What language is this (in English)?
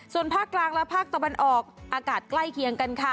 Thai